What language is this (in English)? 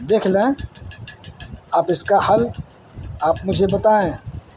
Urdu